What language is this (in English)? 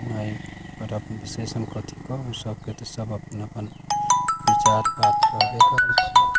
Maithili